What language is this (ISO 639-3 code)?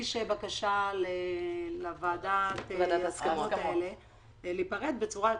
heb